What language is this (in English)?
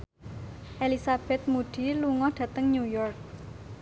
Javanese